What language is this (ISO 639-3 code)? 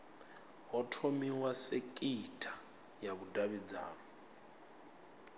ven